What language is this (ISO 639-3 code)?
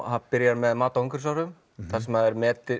isl